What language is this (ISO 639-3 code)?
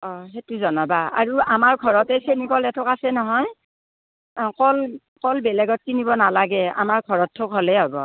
asm